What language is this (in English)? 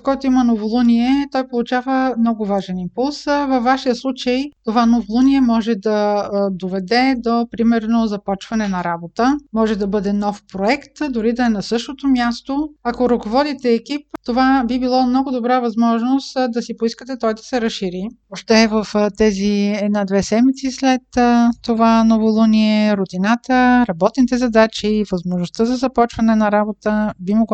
Bulgarian